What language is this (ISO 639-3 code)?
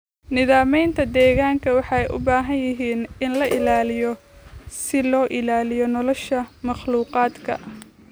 som